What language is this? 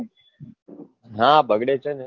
Gujarati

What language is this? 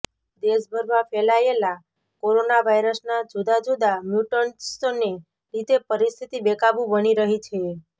Gujarati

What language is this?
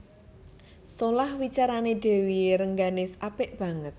Javanese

